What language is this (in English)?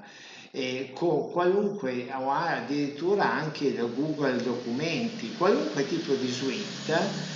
Italian